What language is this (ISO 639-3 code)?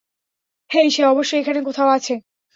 ben